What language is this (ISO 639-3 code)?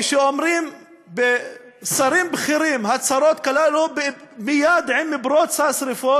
heb